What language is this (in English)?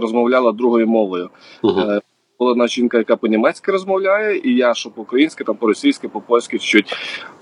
Ukrainian